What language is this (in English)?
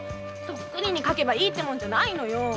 Japanese